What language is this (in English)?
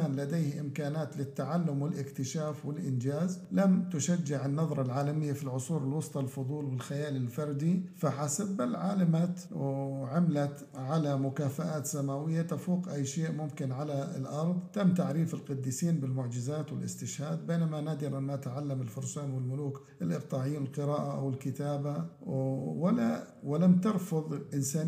Arabic